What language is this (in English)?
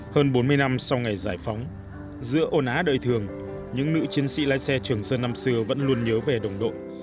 Vietnamese